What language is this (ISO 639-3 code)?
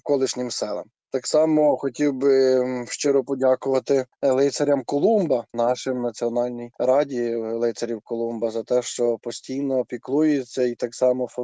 ukr